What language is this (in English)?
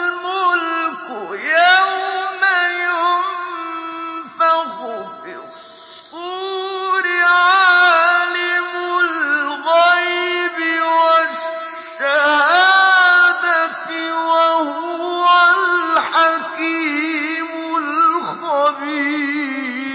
Arabic